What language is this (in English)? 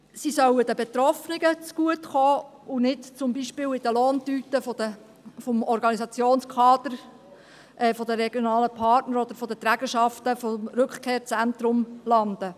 Swiss German